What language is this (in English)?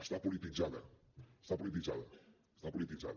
Catalan